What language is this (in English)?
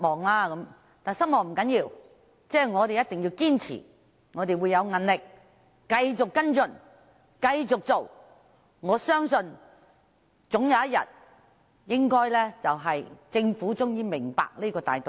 Cantonese